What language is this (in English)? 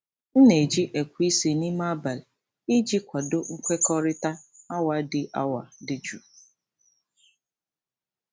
Igbo